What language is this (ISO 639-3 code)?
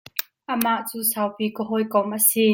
cnh